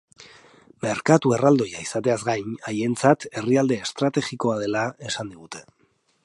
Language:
Basque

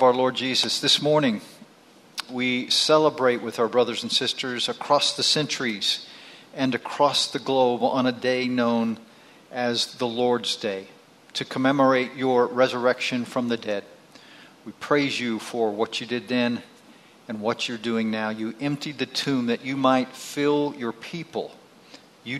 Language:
English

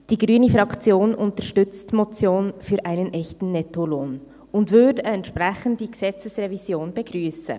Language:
Swiss German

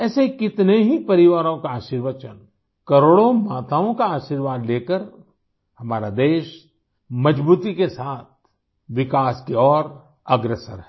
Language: Hindi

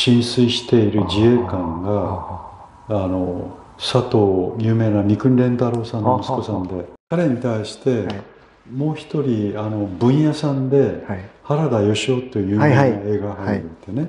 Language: Japanese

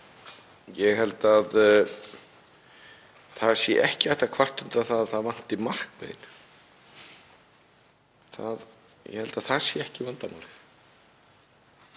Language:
Icelandic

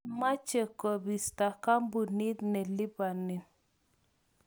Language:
Kalenjin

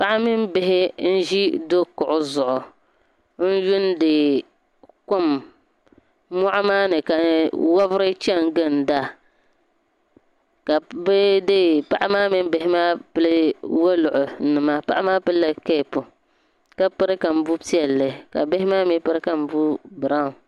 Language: Dagbani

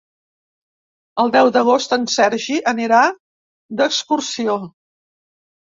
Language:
Catalan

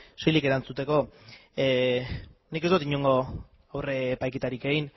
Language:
Basque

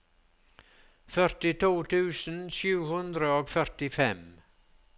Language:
Norwegian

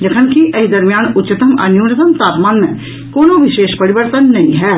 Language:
Maithili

